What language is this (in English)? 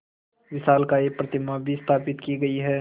Hindi